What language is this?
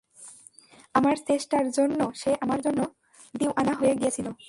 Bangla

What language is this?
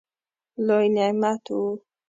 Pashto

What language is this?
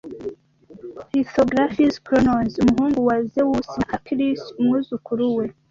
Kinyarwanda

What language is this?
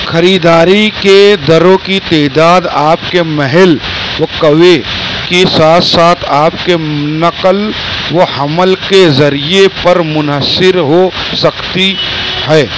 Urdu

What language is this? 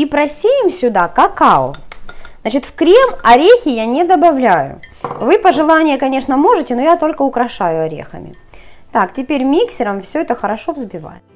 Russian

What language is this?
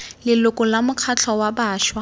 Tswana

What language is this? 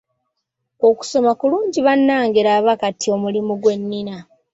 Ganda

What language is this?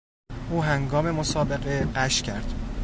Persian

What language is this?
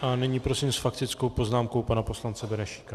Czech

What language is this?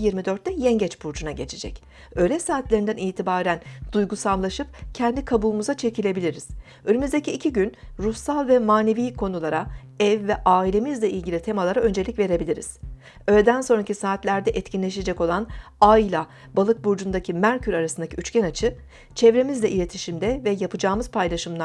Turkish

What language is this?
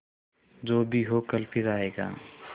Hindi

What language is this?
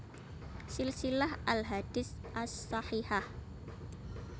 Javanese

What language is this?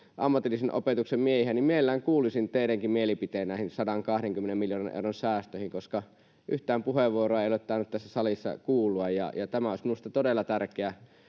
Finnish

